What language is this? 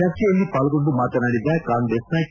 Kannada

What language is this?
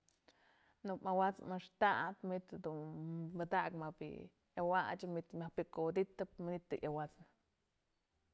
Mazatlán Mixe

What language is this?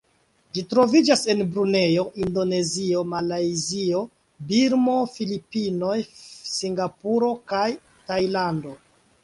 Esperanto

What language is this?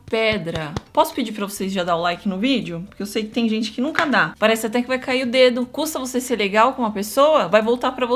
Portuguese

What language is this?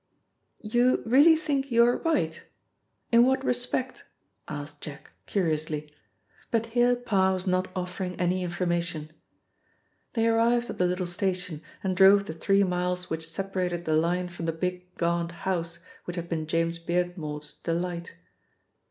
English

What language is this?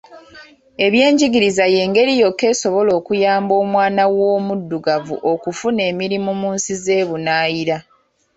Ganda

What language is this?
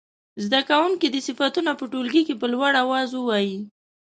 Pashto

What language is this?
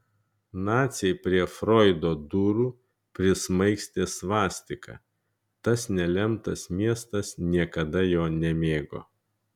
Lithuanian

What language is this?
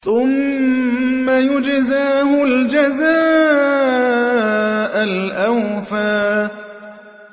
Arabic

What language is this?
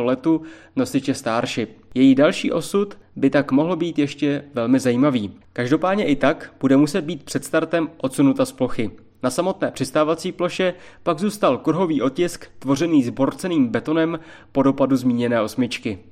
Czech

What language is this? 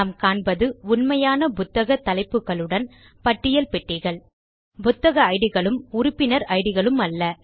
Tamil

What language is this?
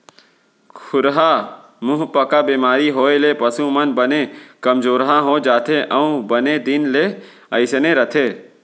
Chhattisgarhi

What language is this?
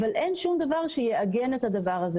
Hebrew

